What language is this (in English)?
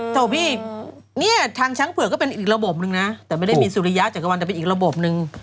Thai